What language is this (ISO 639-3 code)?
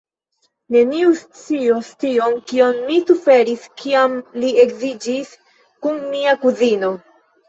epo